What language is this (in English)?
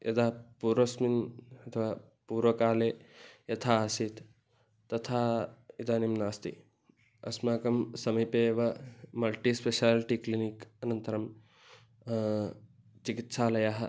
Sanskrit